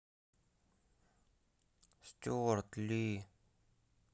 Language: Russian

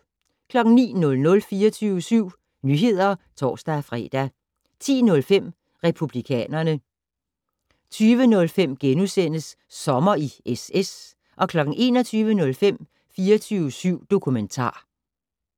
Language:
Danish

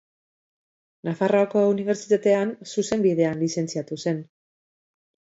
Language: Basque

